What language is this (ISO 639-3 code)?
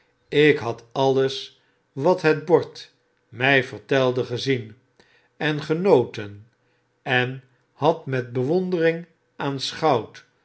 nld